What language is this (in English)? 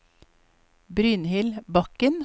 Norwegian